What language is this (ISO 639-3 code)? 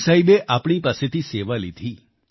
guj